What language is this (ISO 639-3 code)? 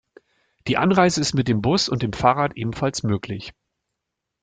deu